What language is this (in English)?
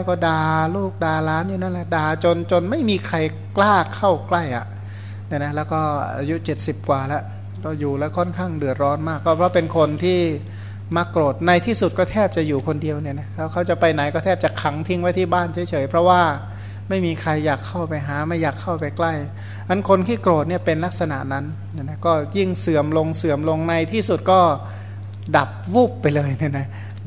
Thai